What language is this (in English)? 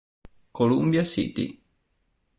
Italian